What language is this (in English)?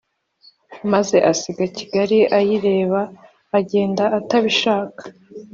Kinyarwanda